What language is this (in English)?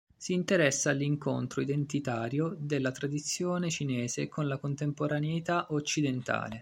Italian